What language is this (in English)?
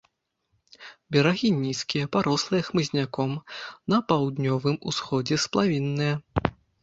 Belarusian